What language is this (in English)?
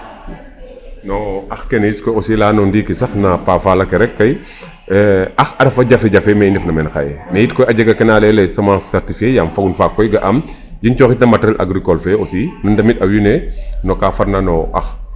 Serer